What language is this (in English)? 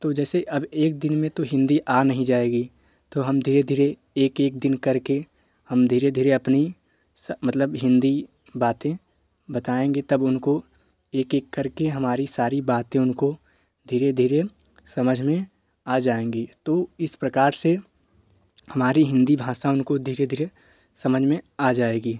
Hindi